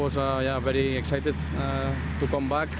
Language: Indonesian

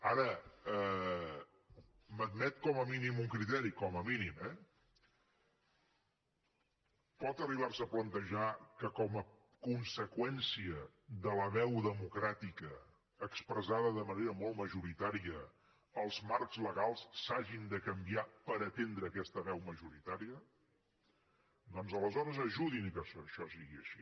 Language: Catalan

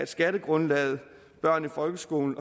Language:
Danish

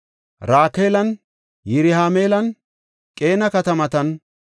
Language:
Gofa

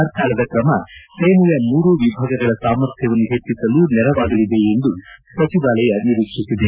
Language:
Kannada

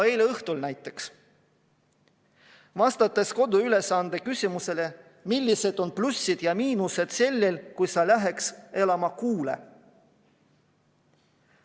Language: Estonian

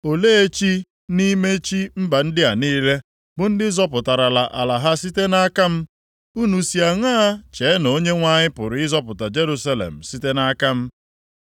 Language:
Igbo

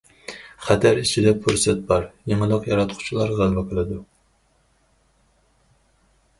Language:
Uyghur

